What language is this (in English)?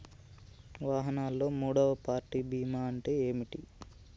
Telugu